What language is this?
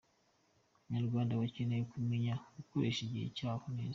Kinyarwanda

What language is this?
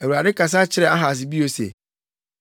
Akan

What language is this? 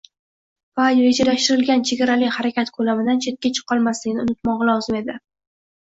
Uzbek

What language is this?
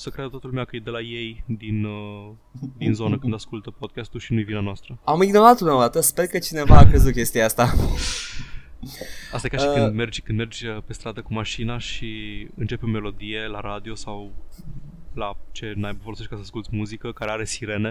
Romanian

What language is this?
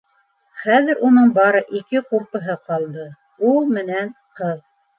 Bashkir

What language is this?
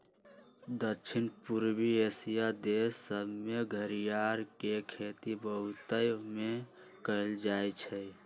Magahi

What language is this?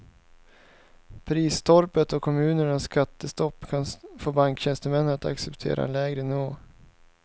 Swedish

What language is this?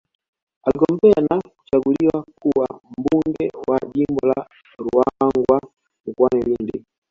Swahili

